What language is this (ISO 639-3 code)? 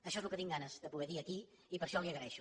cat